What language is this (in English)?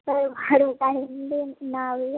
Maithili